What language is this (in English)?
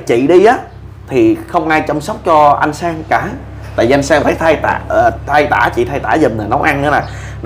Vietnamese